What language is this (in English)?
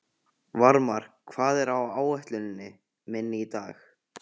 Icelandic